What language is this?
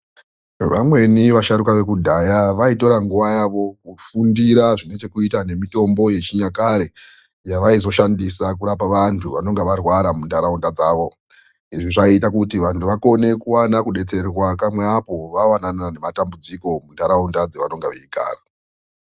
Ndau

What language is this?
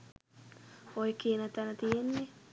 Sinhala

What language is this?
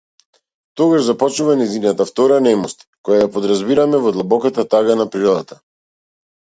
Macedonian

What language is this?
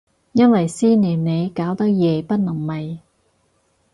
Cantonese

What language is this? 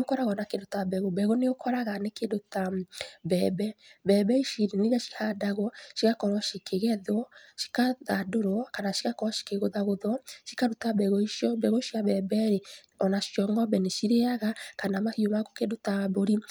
Kikuyu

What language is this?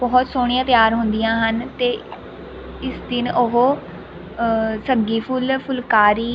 Punjabi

